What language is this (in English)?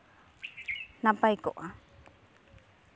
Santali